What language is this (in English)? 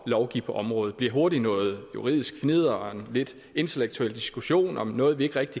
Danish